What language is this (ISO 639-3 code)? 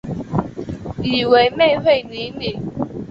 zho